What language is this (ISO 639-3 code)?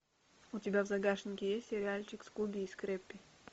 rus